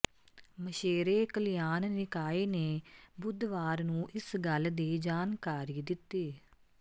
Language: Punjabi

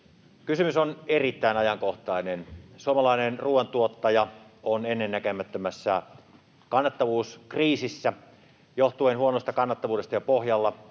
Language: Finnish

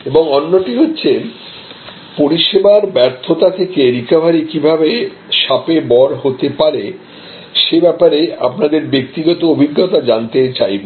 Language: Bangla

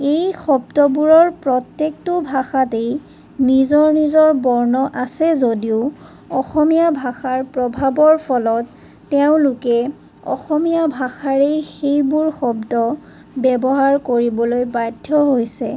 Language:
Assamese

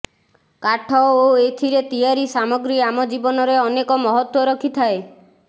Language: Odia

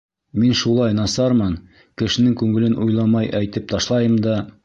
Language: Bashkir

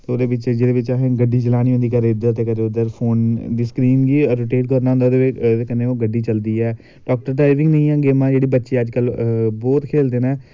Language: Dogri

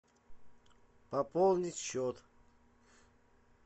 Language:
Russian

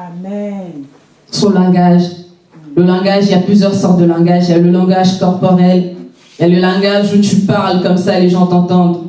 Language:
French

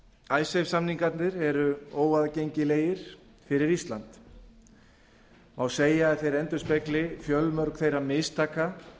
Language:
Icelandic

